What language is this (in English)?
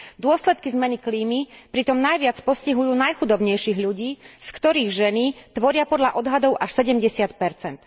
Slovak